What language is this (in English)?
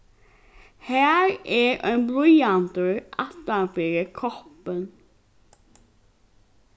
Faroese